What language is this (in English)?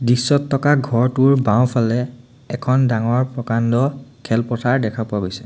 Assamese